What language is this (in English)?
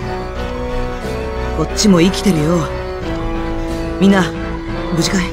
Japanese